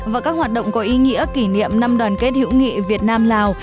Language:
Vietnamese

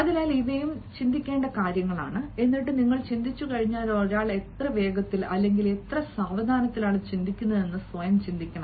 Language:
Malayalam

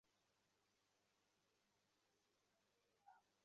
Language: Bangla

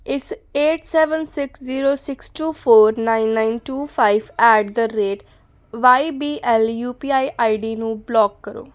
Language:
Punjabi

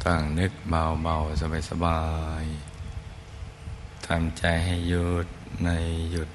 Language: Thai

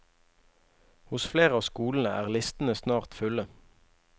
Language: Norwegian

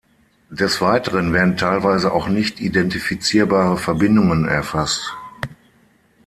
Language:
German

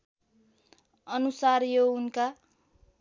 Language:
Nepali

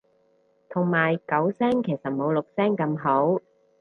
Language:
Cantonese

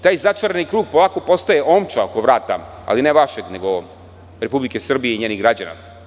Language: Serbian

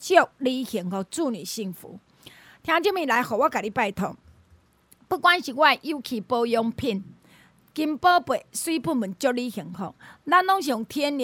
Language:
Chinese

